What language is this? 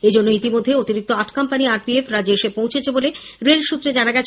Bangla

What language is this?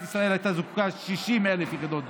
Hebrew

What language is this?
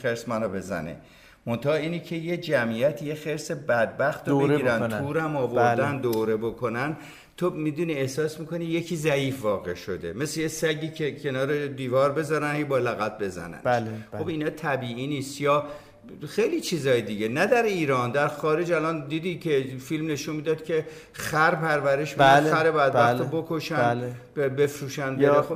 Persian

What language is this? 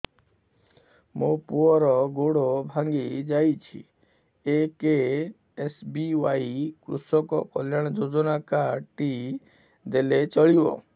Odia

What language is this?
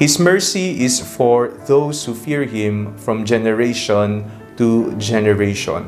Filipino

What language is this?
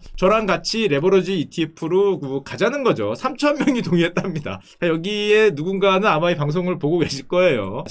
Korean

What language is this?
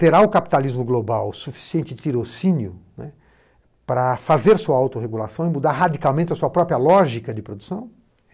Portuguese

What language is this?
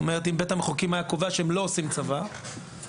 Hebrew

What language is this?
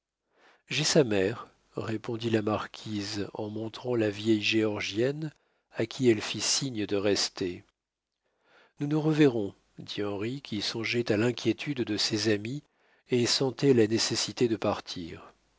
French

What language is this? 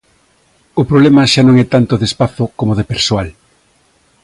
Galician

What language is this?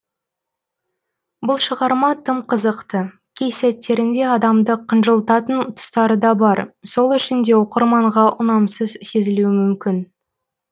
Kazakh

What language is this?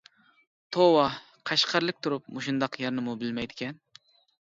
Uyghur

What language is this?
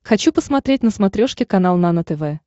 Russian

